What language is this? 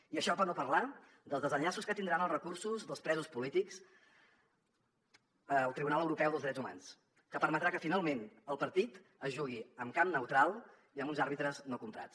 Catalan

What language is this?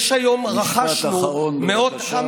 Hebrew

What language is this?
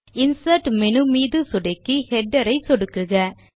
Tamil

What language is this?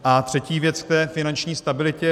Czech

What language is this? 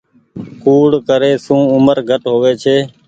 Goaria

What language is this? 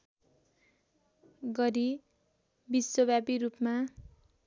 Nepali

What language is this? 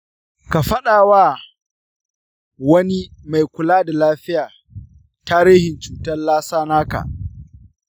Hausa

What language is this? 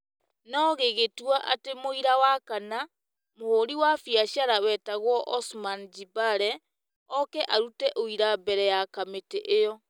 Kikuyu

